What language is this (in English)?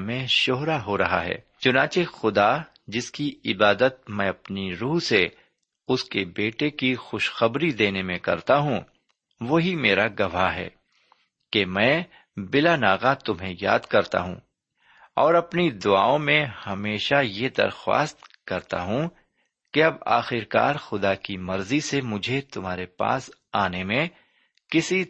Urdu